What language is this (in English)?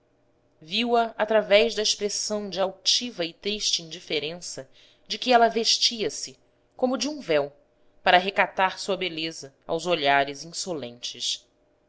Portuguese